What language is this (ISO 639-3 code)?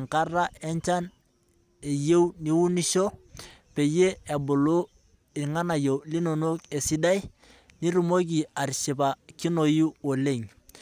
mas